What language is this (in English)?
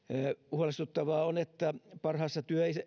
Finnish